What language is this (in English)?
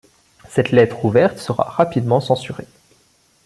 French